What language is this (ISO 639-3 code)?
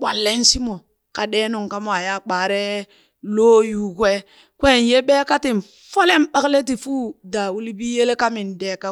bys